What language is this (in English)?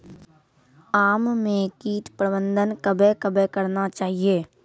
Maithili